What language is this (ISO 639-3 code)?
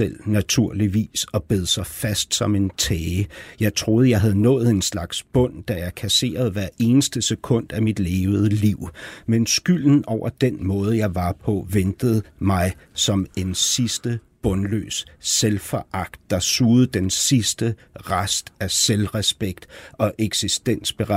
dan